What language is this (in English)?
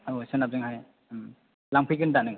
Bodo